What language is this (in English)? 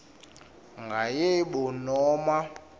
Swati